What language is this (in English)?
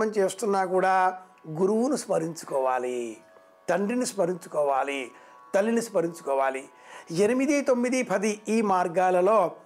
Telugu